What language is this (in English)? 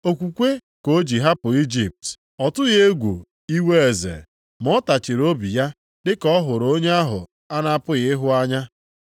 Igbo